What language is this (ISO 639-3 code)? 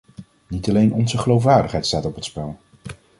nld